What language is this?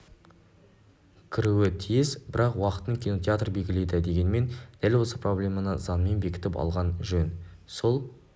Kazakh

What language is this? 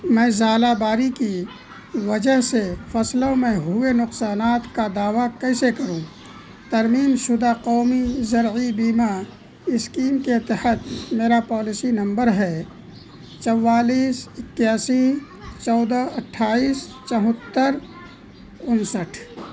Urdu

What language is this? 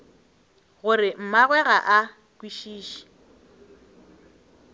Northern Sotho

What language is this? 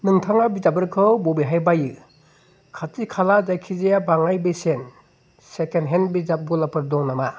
Bodo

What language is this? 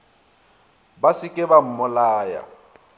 Northern Sotho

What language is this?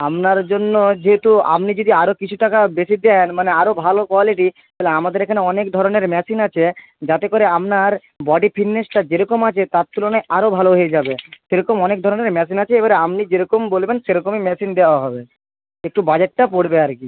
Bangla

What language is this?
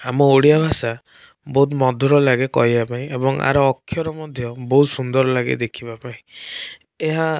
Odia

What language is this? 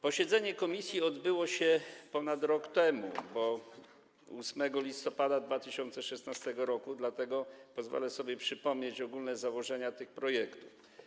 Polish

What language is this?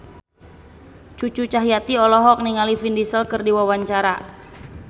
Sundanese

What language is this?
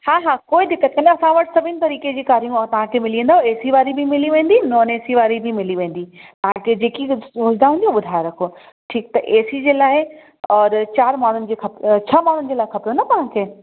Sindhi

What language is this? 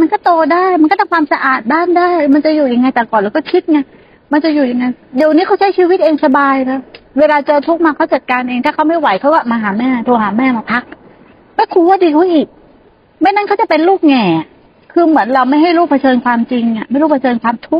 Thai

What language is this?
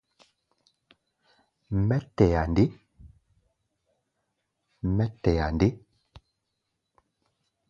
Gbaya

